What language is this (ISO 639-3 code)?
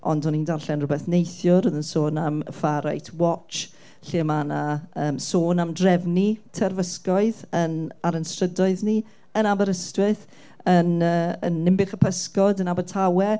cym